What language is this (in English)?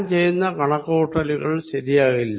Malayalam